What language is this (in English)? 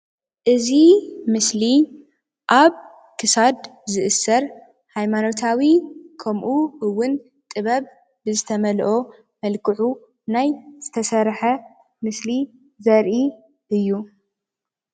Tigrinya